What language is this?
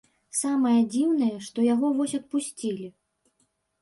Belarusian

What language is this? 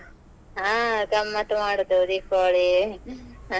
Kannada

